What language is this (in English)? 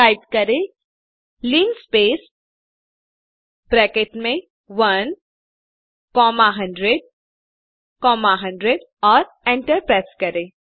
Hindi